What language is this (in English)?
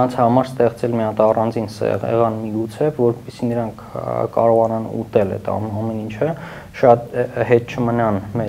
Romanian